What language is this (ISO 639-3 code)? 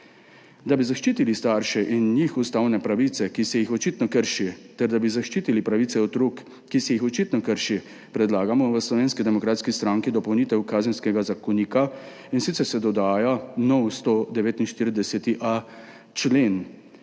slv